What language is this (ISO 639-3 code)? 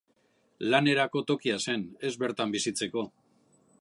eus